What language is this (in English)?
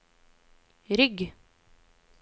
Norwegian